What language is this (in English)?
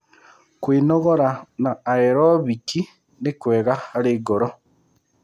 Kikuyu